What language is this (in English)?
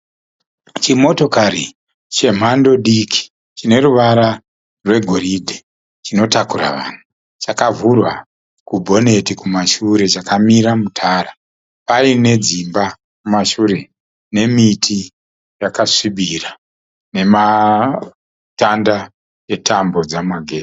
Shona